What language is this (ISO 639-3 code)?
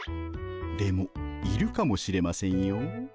jpn